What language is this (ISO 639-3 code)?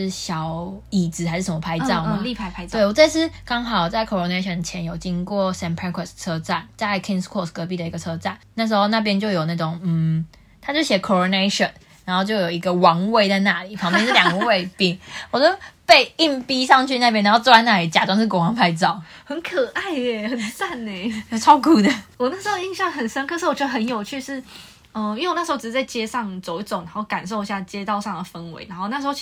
zho